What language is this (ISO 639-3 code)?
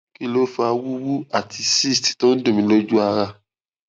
yor